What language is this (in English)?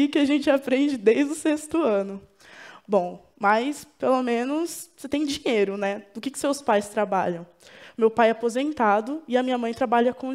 Portuguese